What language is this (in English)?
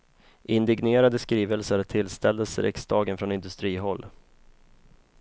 Swedish